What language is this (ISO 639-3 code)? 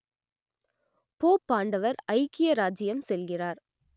tam